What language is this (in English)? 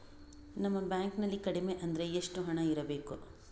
Kannada